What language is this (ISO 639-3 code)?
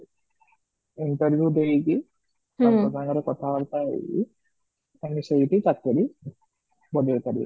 ori